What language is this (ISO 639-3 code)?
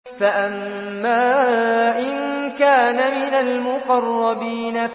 ara